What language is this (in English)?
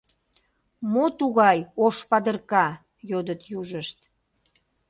Mari